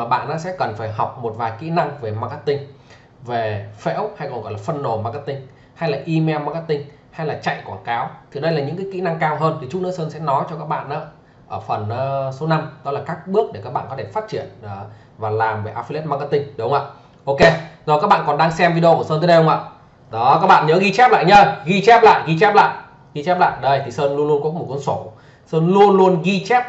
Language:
Vietnamese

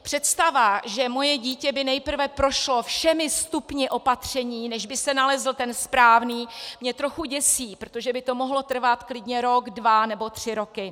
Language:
Czech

